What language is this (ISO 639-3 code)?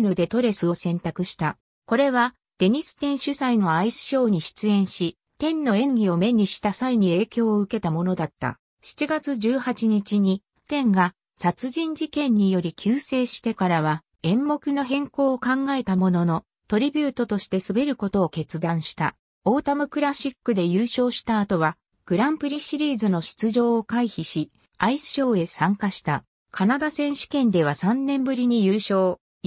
jpn